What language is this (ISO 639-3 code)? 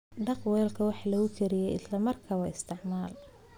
som